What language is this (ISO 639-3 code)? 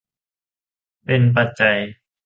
tha